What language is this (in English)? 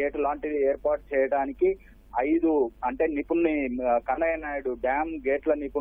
Telugu